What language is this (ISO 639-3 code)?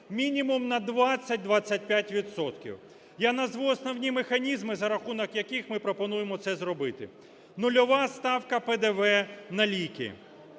ukr